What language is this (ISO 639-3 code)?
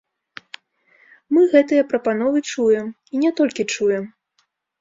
bel